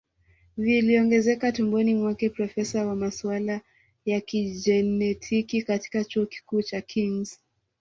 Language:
Swahili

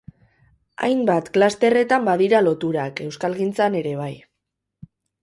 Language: Basque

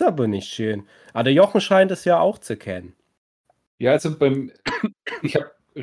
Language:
German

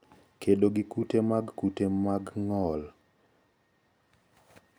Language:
Luo (Kenya and Tanzania)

